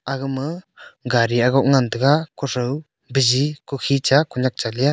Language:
Wancho Naga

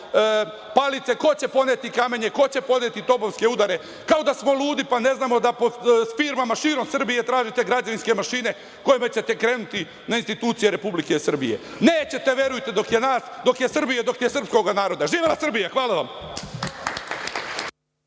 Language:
Serbian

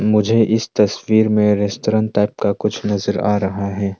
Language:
Hindi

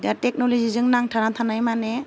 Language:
Bodo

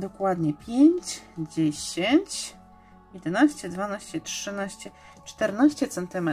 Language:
Polish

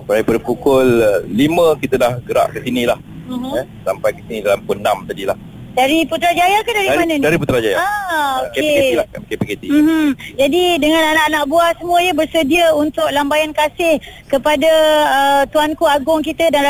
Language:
Malay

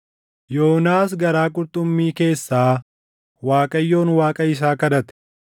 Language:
Oromo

